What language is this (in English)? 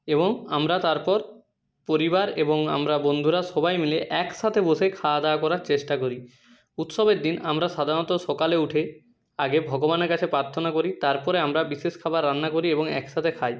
Bangla